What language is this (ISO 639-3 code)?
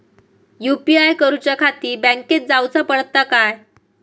mar